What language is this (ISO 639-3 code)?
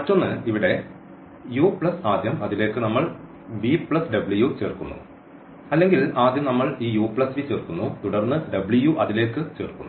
mal